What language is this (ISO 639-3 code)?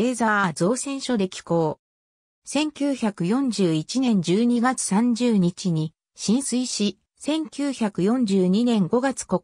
jpn